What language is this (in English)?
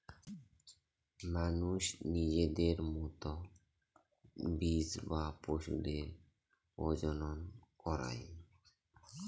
Bangla